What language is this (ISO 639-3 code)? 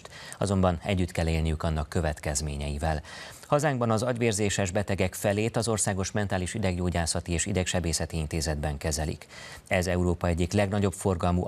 hun